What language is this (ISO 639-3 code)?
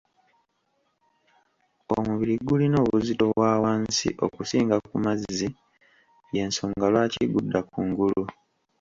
lug